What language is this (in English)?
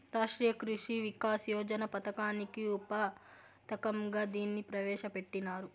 Telugu